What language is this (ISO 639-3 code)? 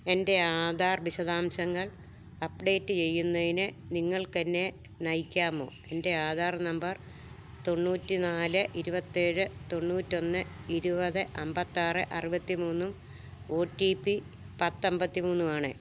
mal